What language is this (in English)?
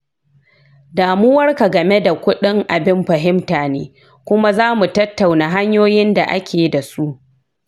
Hausa